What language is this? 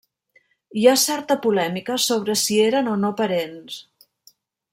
Catalan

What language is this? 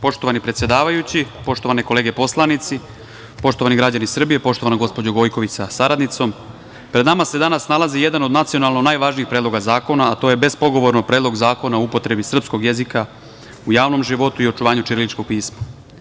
Serbian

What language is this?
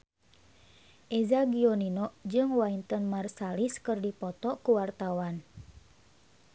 Sundanese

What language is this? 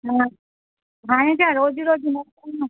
Sindhi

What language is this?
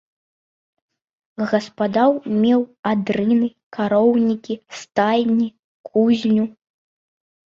Belarusian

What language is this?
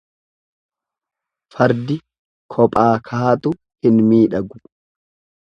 Oromo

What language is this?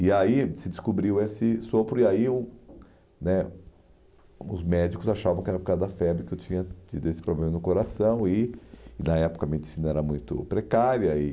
Portuguese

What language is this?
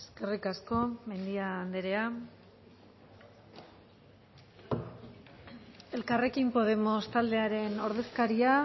Basque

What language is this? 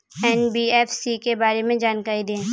Hindi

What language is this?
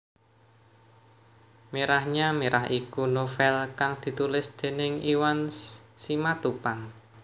Javanese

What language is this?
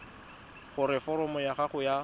Tswana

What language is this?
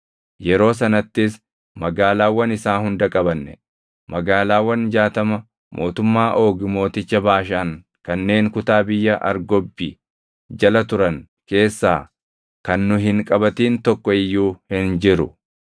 Oromo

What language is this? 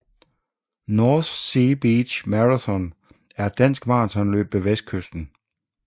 Danish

